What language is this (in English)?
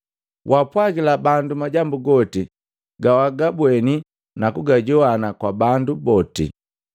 Matengo